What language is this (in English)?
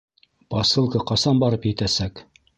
Bashkir